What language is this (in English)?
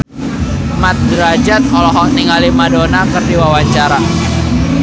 Sundanese